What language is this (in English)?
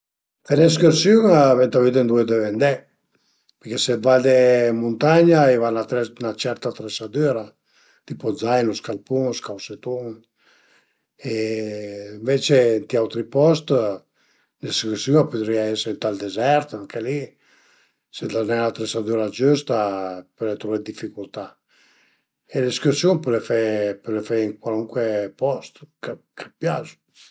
Piedmontese